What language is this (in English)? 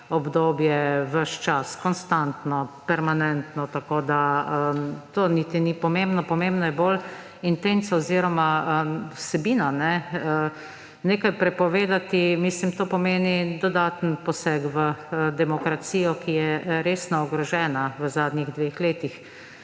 Slovenian